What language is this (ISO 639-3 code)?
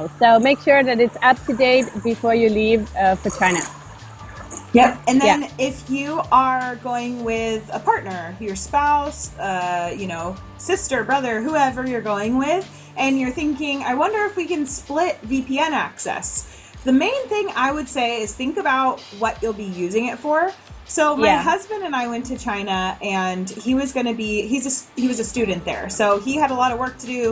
eng